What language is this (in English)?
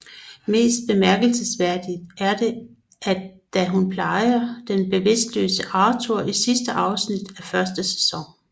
Danish